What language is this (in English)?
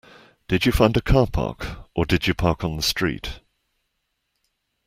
English